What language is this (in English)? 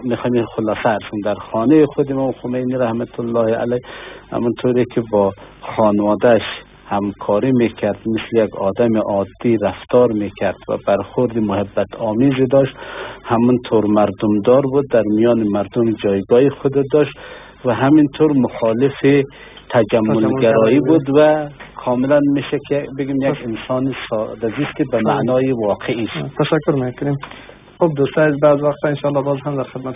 Persian